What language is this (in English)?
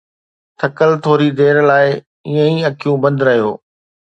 Sindhi